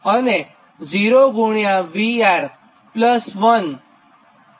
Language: Gujarati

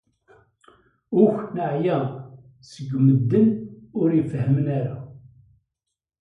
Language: Kabyle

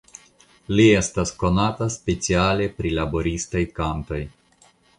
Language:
Esperanto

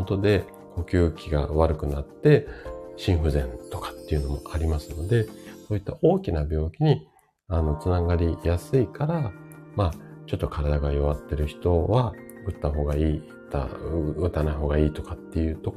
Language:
Japanese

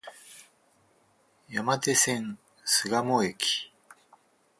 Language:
Japanese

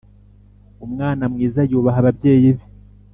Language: Kinyarwanda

